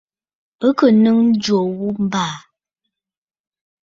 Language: Bafut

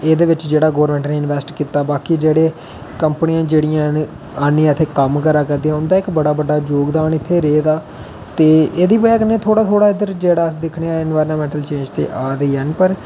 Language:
Dogri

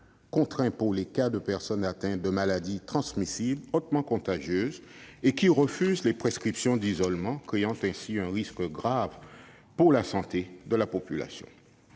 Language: French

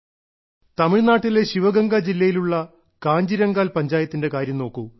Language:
Malayalam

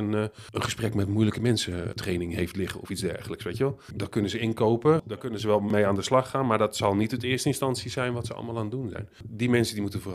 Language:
Dutch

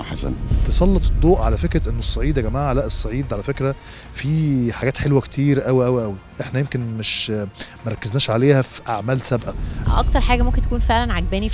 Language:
Arabic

